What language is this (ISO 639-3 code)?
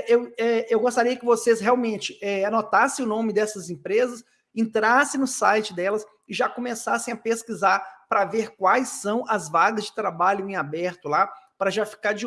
por